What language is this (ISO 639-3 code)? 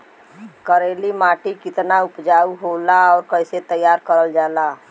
bho